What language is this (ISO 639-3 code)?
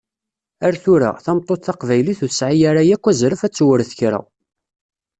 kab